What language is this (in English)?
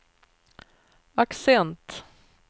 Swedish